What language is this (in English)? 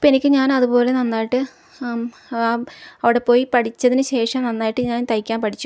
Malayalam